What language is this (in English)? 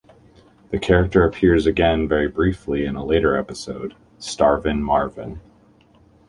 English